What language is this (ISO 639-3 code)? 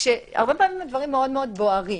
heb